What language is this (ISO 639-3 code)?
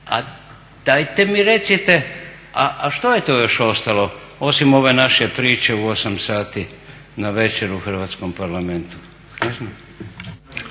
hrv